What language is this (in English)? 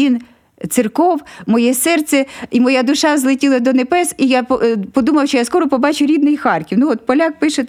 Ukrainian